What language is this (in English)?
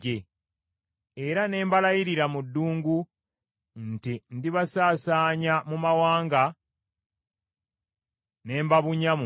Ganda